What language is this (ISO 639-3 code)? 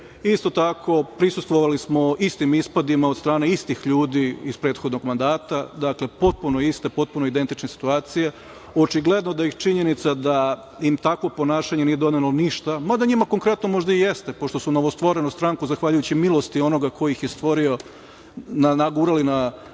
srp